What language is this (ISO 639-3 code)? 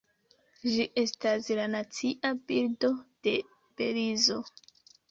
epo